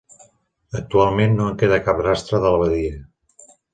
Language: Catalan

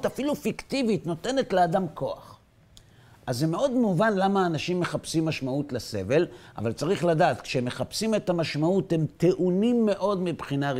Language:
Hebrew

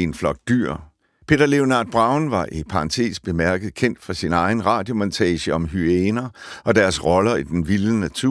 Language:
Danish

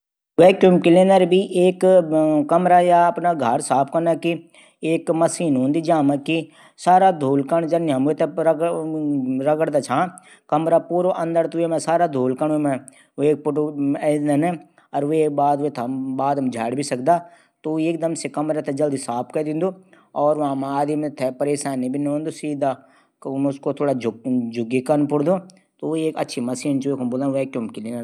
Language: Garhwali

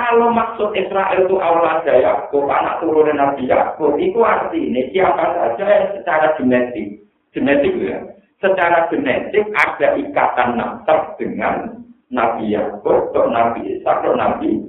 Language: Indonesian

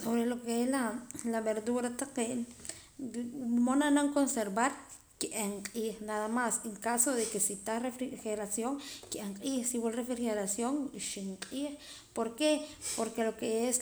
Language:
Poqomam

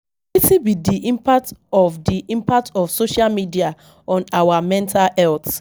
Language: Nigerian Pidgin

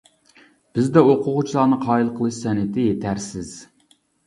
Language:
Uyghur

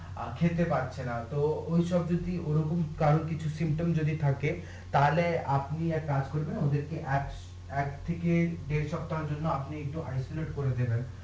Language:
Bangla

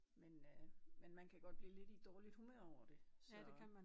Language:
Danish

